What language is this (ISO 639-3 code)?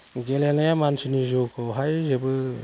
brx